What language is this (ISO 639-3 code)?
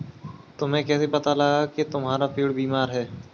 hin